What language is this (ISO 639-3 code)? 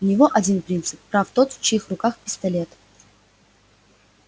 rus